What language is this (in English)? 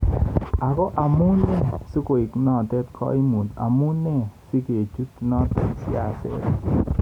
Kalenjin